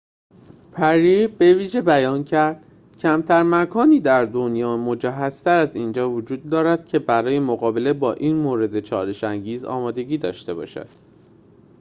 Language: Persian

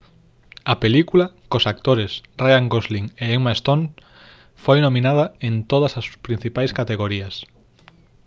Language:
Galician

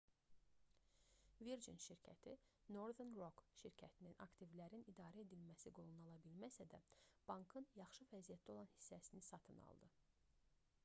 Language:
Azerbaijani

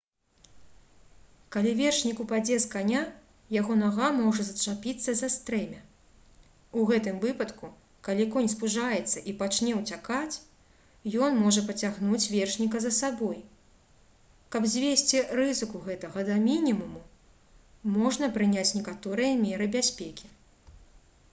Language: Belarusian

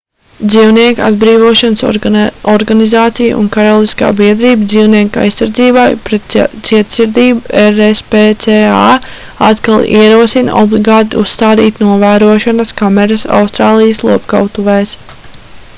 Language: Latvian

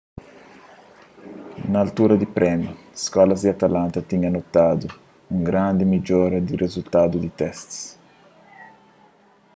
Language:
Kabuverdianu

